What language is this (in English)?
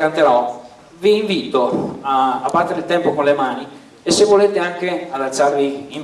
Italian